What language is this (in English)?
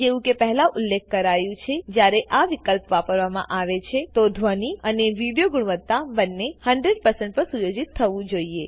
Gujarati